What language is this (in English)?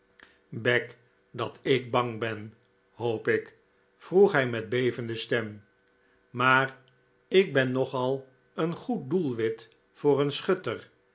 Dutch